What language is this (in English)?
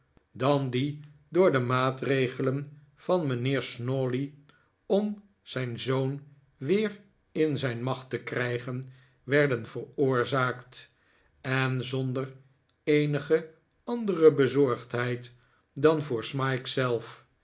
Dutch